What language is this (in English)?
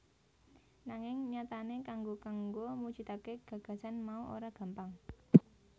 Javanese